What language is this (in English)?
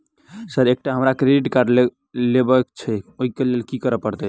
Maithili